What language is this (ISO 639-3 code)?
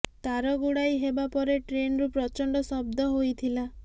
ori